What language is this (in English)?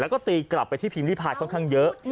Thai